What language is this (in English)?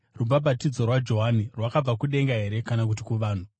Shona